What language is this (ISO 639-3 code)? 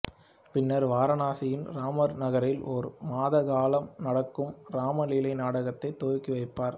tam